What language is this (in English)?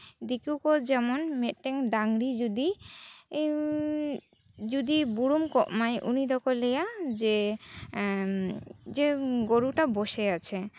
Santali